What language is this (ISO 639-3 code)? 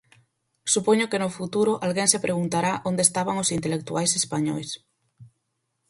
glg